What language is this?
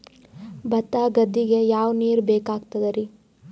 Kannada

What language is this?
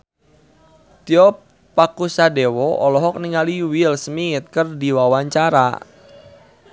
Sundanese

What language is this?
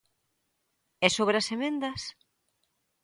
Galician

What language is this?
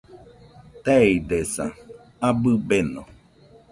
Nüpode Huitoto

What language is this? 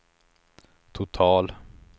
Swedish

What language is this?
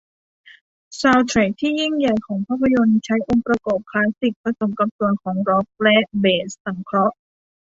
Thai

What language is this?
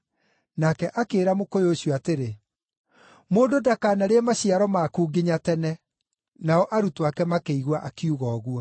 Kikuyu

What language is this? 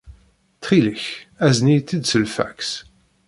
Kabyle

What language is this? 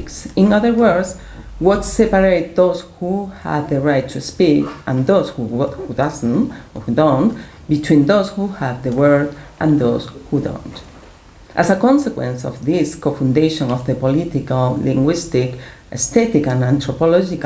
English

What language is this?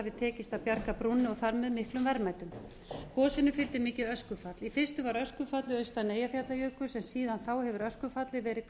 Icelandic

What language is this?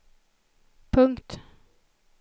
Swedish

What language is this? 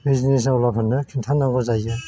Bodo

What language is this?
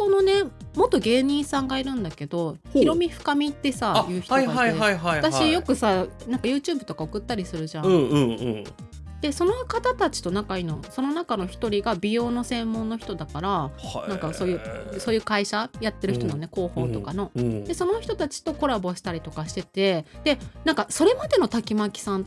Japanese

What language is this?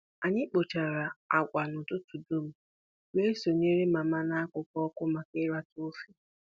Igbo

